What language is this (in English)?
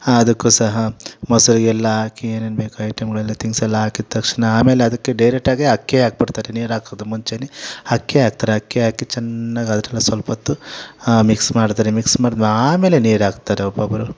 Kannada